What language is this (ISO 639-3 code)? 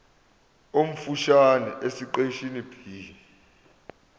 zul